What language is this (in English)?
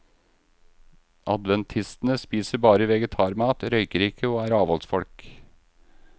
Norwegian